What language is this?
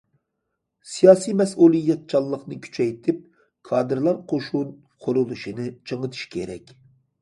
Uyghur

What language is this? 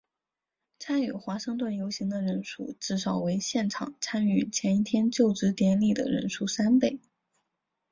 Chinese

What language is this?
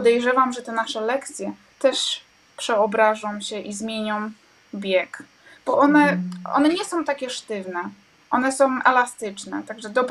Polish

